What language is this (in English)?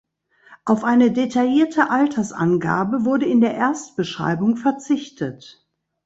German